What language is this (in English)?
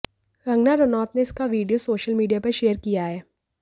Hindi